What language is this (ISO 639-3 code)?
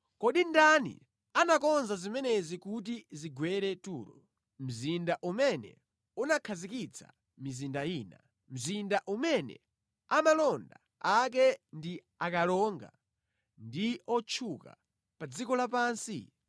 nya